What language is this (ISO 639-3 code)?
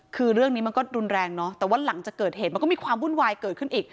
tha